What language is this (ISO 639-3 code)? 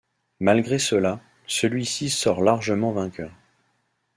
fra